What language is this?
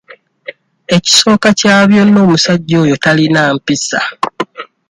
Ganda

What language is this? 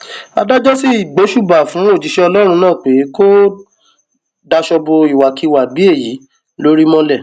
Yoruba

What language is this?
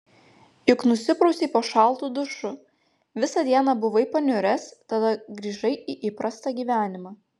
Lithuanian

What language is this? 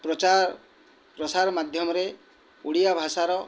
Odia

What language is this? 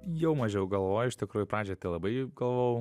Lithuanian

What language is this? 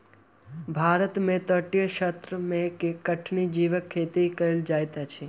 Maithili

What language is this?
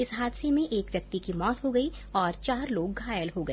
Hindi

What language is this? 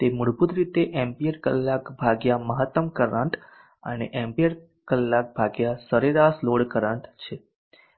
Gujarati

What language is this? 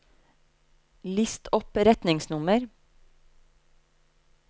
Norwegian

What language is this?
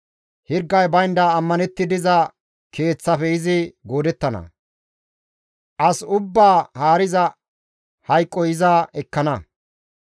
Gamo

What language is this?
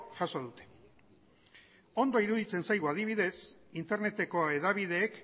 Basque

